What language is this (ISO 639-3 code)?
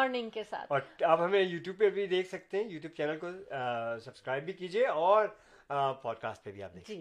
urd